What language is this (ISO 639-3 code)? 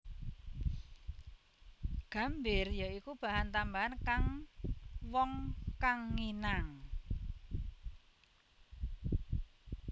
jav